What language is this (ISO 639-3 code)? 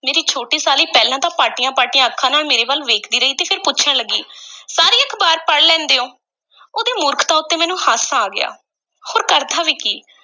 pan